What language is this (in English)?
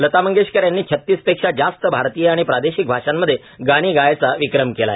Marathi